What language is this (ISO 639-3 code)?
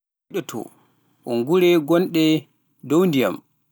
fuf